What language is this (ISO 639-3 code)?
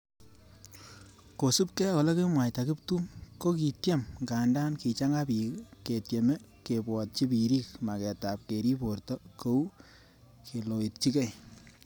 kln